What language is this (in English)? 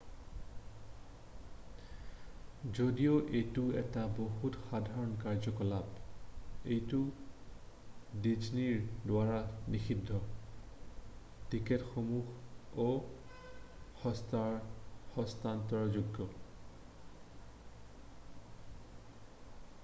Assamese